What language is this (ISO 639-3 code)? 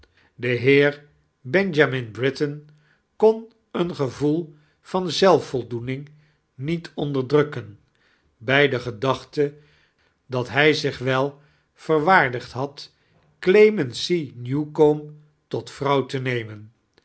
nld